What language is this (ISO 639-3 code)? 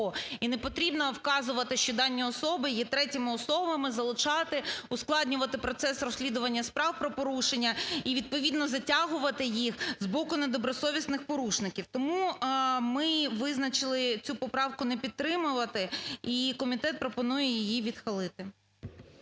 ukr